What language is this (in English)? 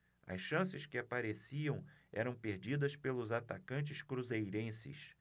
Portuguese